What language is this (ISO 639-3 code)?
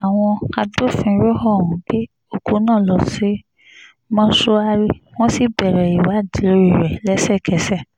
yor